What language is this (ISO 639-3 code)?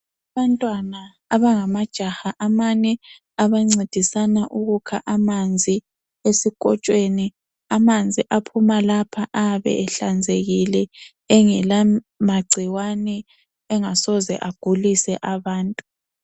nde